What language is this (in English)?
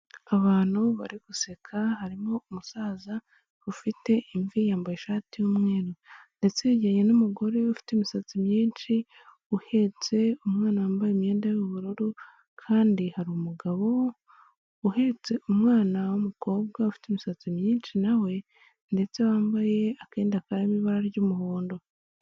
Kinyarwanda